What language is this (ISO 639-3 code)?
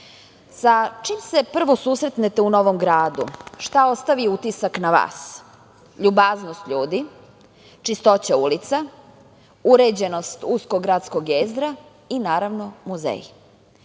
srp